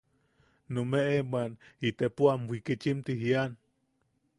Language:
Yaqui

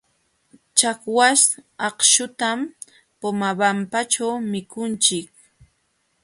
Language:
Jauja Wanca Quechua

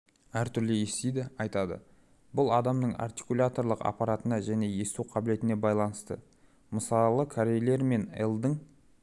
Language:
Kazakh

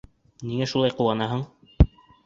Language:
Bashkir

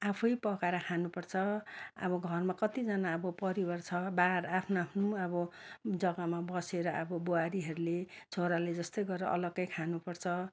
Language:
Nepali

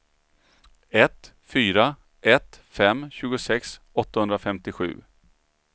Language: Swedish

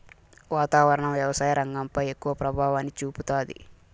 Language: Telugu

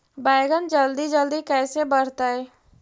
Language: Magahi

